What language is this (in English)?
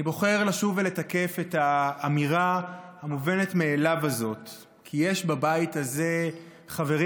Hebrew